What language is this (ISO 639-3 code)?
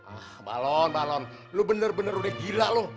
ind